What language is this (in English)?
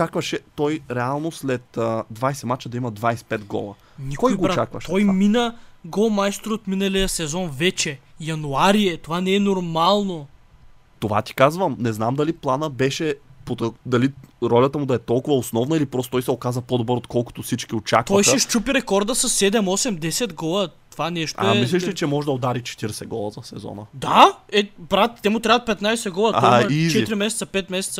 Bulgarian